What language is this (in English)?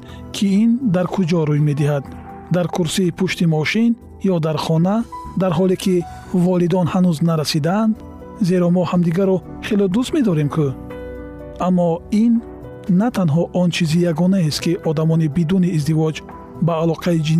Persian